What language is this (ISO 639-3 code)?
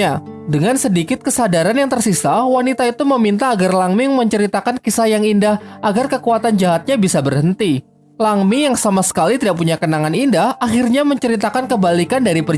ind